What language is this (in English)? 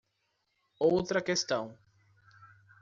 Portuguese